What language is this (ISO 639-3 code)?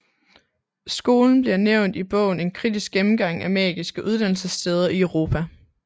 dan